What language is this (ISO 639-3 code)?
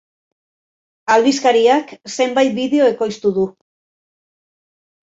eus